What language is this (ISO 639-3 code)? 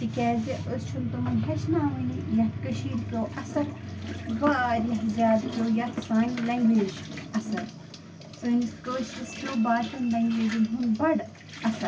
kas